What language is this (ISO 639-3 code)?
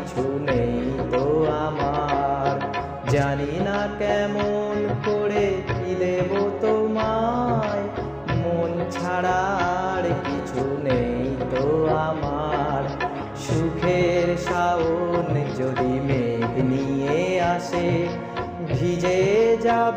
ben